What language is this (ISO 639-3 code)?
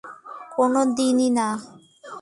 ben